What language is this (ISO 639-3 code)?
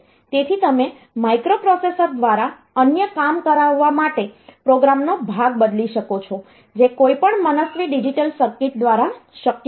guj